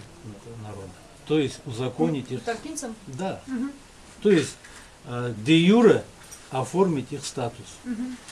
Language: Russian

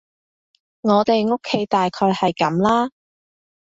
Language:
Cantonese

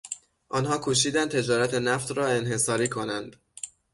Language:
Persian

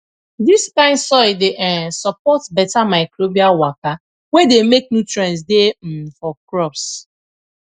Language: Nigerian Pidgin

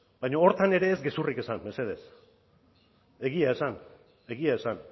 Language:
Basque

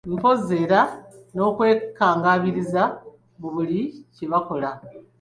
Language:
Ganda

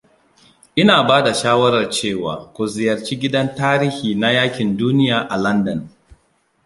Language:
Hausa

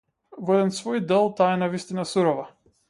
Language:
Macedonian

